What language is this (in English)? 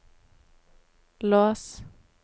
Norwegian